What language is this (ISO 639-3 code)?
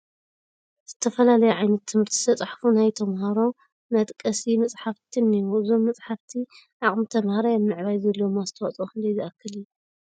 tir